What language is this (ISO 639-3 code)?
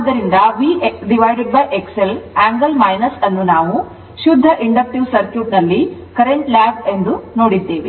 kan